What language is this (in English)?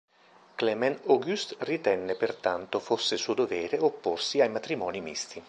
Italian